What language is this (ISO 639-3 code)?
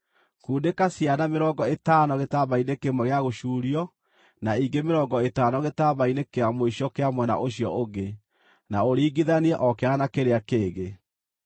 kik